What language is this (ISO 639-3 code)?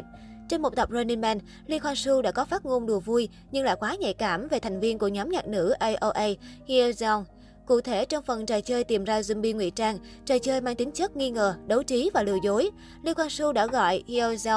vie